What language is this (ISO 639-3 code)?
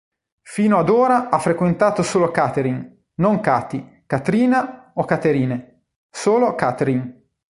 ita